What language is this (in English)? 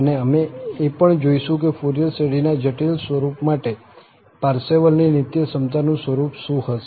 Gujarati